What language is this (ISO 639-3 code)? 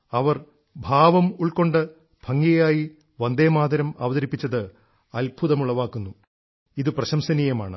mal